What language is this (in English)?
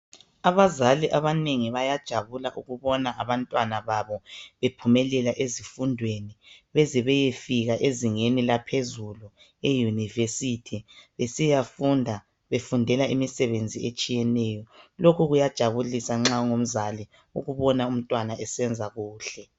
North Ndebele